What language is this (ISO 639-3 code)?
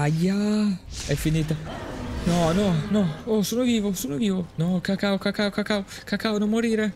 ita